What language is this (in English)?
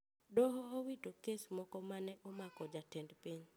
Luo (Kenya and Tanzania)